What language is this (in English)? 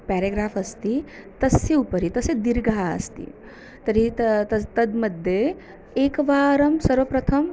Sanskrit